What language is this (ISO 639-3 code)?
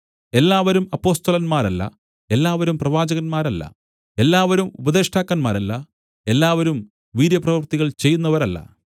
mal